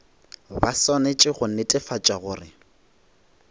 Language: Northern Sotho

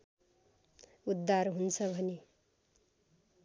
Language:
Nepali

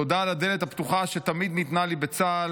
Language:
Hebrew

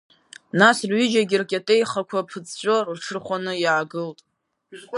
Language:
Abkhazian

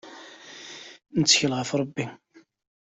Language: Kabyle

